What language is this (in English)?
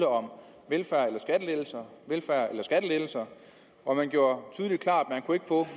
Danish